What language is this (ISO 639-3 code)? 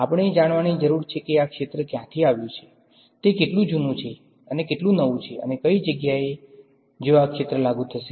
guj